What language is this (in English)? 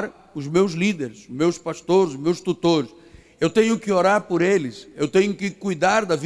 Portuguese